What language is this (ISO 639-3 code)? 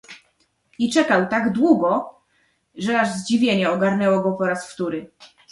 pol